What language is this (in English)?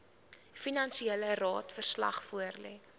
Afrikaans